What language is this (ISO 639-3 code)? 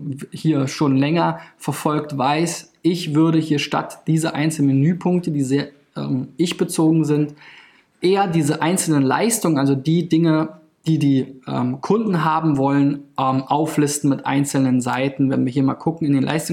deu